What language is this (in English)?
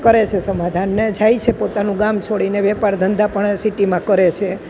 Gujarati